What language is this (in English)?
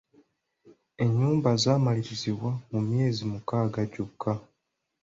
Ganda